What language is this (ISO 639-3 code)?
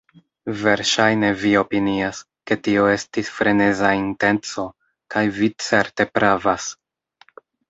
epo